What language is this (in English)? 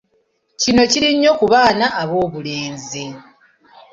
Ganda